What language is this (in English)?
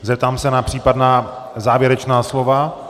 Czech